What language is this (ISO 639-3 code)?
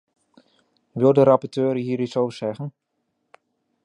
nld